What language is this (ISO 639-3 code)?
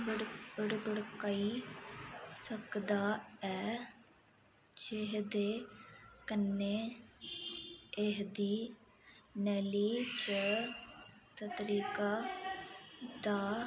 doi